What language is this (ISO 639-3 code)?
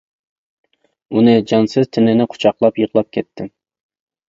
uig